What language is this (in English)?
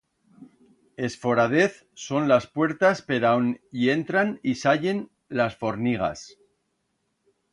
Aragonese